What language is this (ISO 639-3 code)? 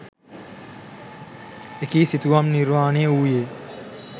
sin